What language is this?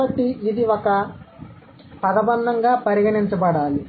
Telugu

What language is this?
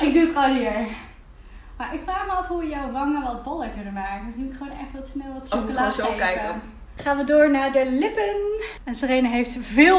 Dutch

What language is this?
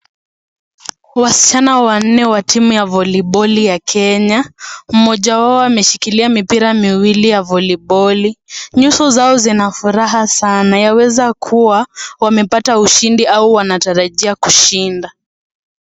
Swahili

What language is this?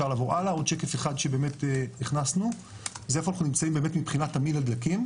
Hebrew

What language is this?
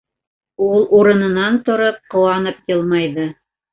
Bashkir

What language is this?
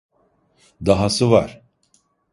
Turkish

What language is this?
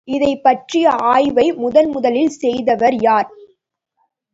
Tamil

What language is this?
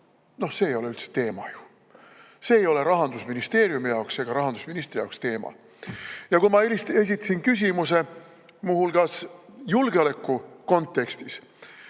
Estonian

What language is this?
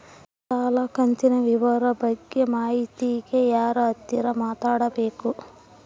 Kannada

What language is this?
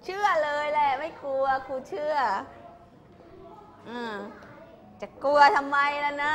Thai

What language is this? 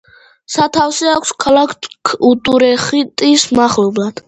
Georgian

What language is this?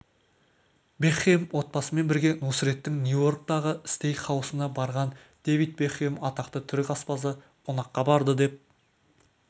Kazakh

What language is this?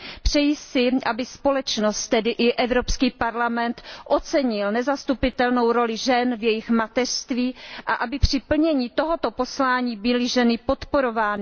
Czech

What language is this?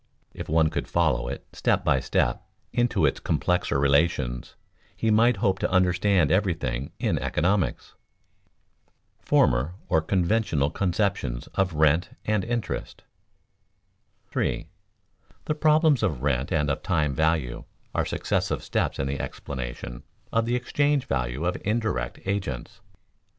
English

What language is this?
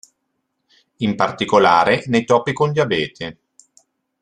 Italian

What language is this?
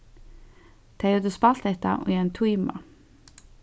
Faroese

